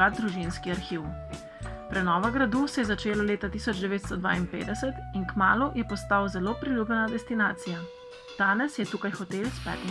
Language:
Slovenian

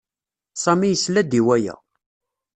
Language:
Kabyle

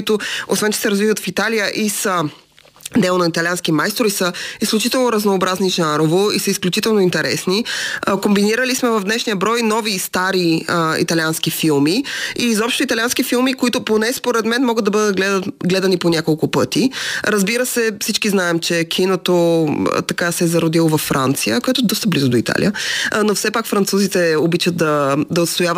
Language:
Bulgarian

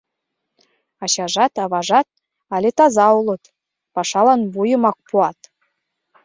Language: Mari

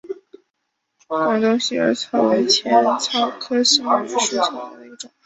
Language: Chinese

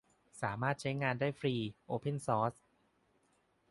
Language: Thai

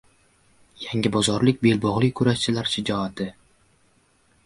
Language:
Uzbek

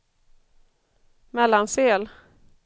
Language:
Swedish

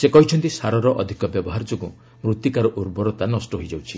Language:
Odia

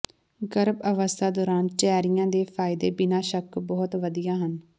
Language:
Punjabi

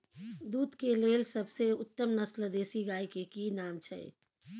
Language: Maithili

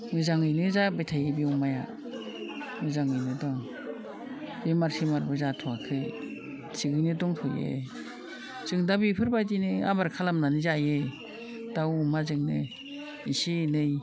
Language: Bodo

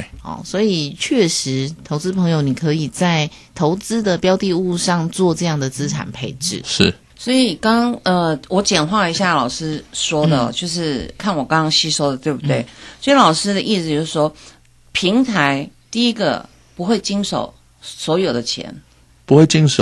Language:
Chinese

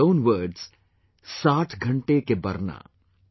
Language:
English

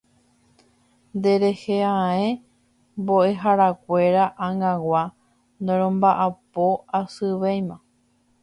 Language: Guarani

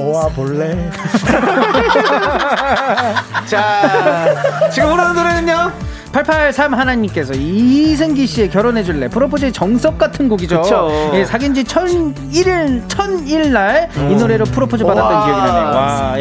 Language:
Korean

